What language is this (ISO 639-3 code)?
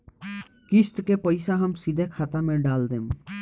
bho